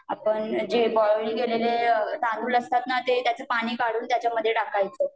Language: Marathi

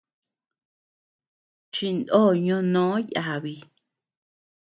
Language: Tepeuxila Cuicatec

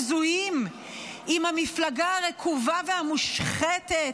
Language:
Hebrew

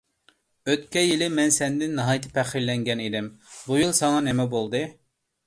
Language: Uyghur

